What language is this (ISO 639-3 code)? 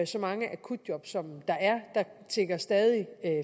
dan